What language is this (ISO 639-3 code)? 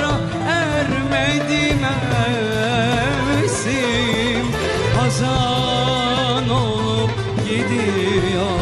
ara